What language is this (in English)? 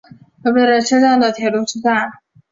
Chinese